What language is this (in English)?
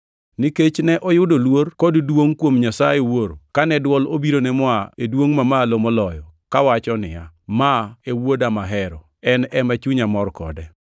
Luo (Kenya and Tanzania)